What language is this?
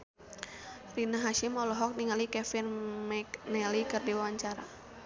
Sundanese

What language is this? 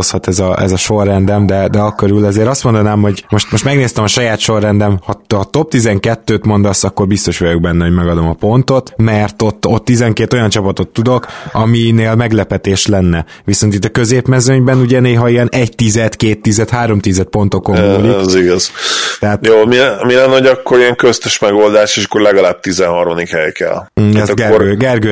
Hungarian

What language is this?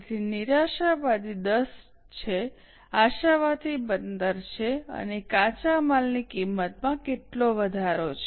Gujarati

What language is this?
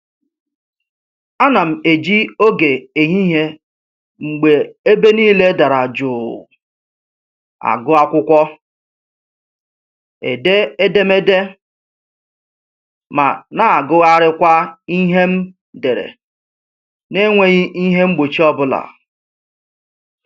Igbo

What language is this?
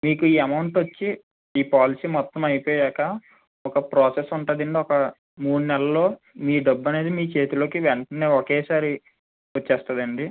Telugu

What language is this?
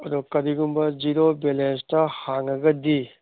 Manipuri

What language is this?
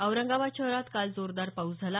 Marathi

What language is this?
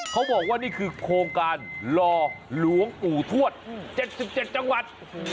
Thai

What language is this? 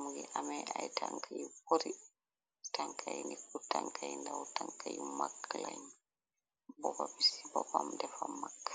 Wolof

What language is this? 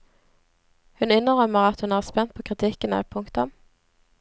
Norwegian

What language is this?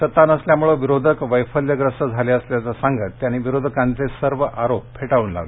Marathi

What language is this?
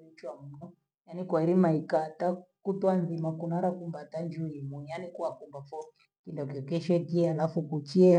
Gweno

